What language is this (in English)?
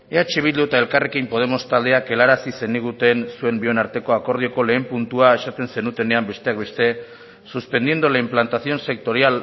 Basque